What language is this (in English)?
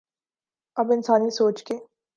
Urdu